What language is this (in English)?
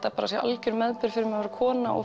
Icelandic